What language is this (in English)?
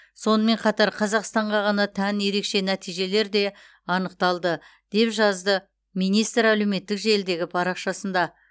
Kazakh